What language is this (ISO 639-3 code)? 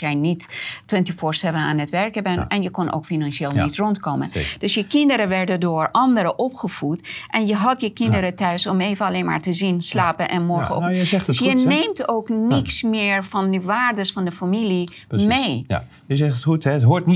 nld